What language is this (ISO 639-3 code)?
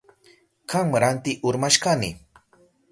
qup